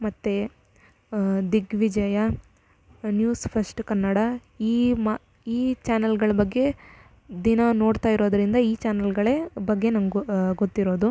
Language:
Kannada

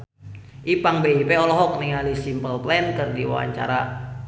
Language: Sundanese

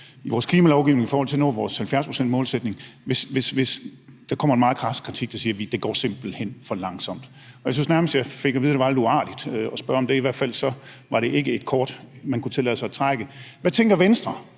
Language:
Danish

